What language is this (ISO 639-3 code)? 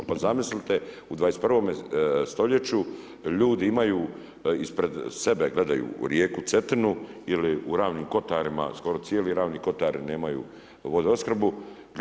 hrv